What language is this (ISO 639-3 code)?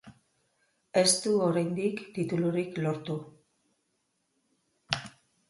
eus